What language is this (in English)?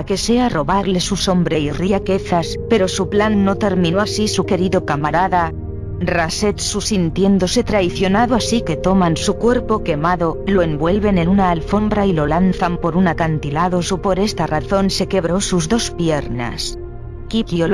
Spanish